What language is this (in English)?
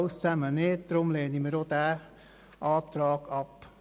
Swiss German